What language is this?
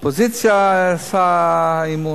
Hebrew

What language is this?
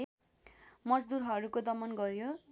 Nepali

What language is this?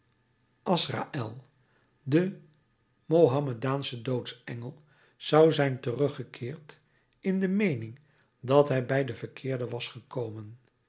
Dutch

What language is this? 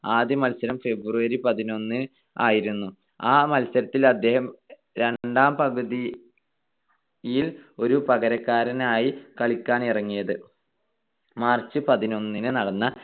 Malayalam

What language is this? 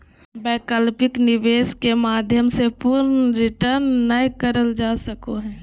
Magahi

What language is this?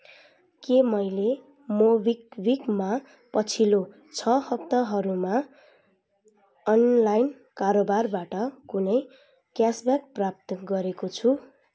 Nepali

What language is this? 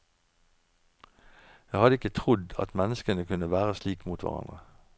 Norwegian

